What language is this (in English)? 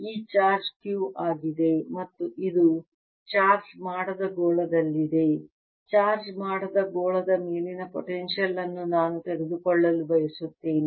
Kannada